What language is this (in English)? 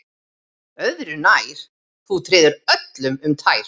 Icelandic